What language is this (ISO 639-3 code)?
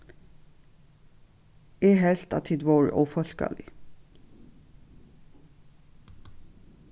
fao